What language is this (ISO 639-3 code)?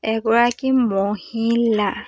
asm